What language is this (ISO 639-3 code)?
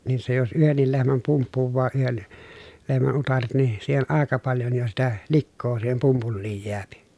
fin